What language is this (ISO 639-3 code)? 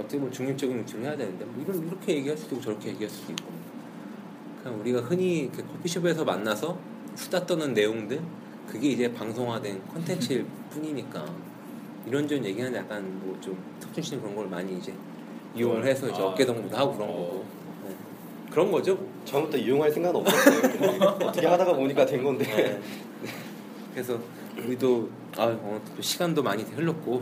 kor